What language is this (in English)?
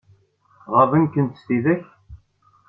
Kabyle